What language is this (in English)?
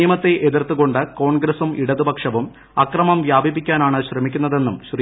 Malayalam